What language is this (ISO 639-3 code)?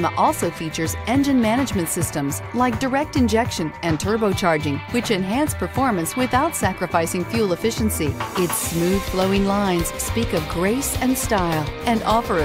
eng